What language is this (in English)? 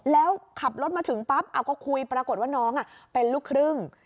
Thai